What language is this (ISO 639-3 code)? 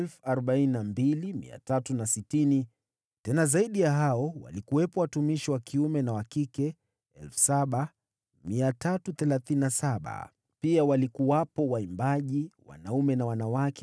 swa